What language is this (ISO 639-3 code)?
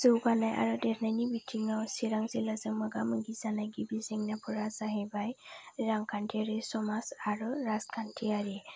brx